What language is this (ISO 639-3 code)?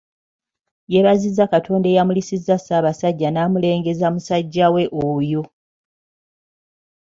lug